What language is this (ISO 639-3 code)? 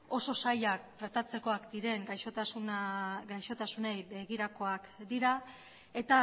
eus